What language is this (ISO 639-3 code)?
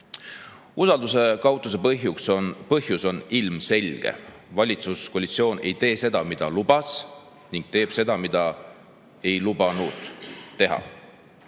est